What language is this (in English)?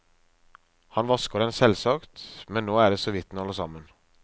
Norwegian